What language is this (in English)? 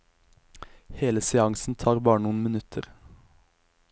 Norwegian